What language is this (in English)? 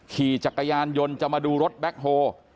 Thai